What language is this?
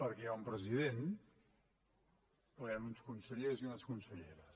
Catalan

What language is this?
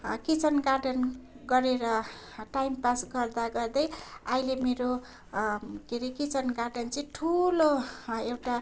Nepali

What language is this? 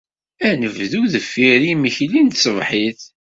Kabyle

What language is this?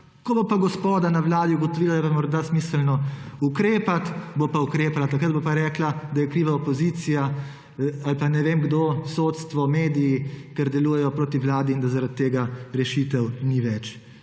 Slovenian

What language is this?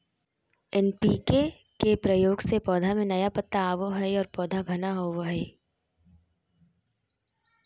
Magahi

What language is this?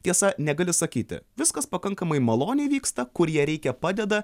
Lithuanian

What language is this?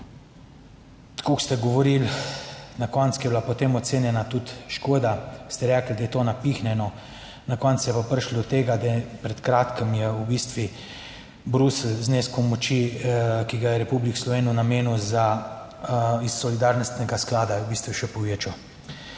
Slovenian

